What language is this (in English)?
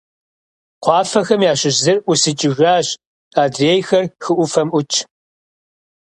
Kabardian